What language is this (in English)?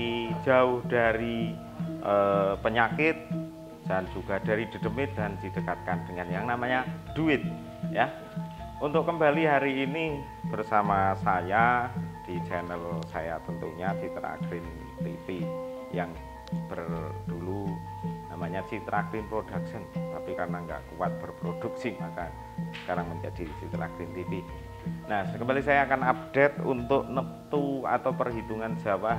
Indonesian